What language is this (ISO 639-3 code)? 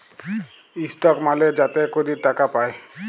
ben